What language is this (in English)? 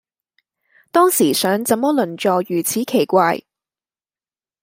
Cantonese